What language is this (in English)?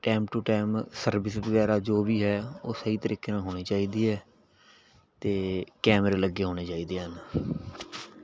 Punjabi